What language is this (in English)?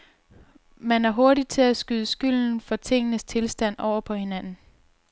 Danish